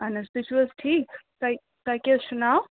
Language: Kashmiri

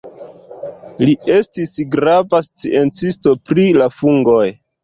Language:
Esperanto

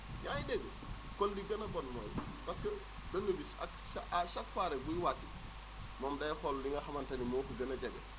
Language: Wolof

